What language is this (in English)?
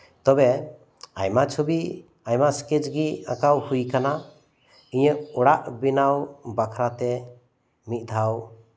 Santali